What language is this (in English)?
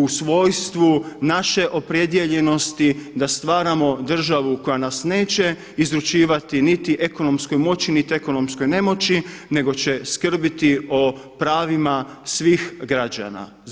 Croatian